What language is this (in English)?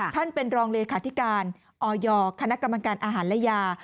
Thai